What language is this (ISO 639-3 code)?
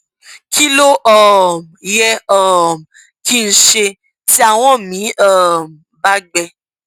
yor